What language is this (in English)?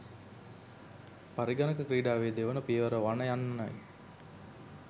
Sinhala